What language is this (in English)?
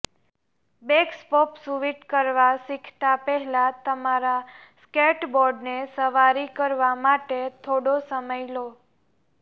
Gujarati